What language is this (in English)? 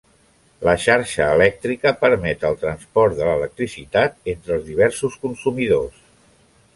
Catalan